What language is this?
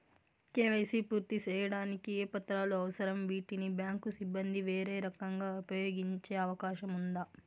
Telugu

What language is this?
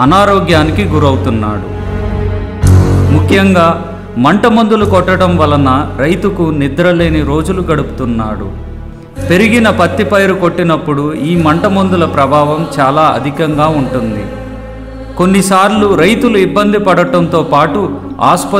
Hindi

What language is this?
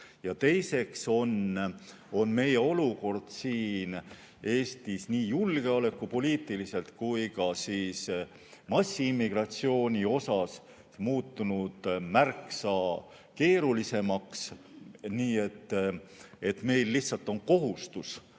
Estonian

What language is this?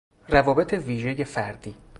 Persian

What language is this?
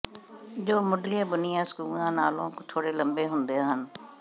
Punjabi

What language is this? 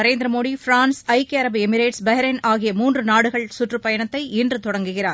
Tamil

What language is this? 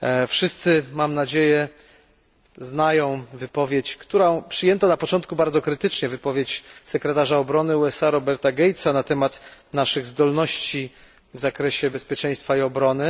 Polish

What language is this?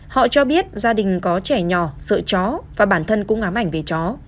Vietnamese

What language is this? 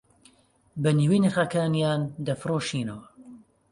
Central Kurdish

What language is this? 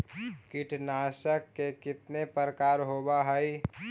Magahi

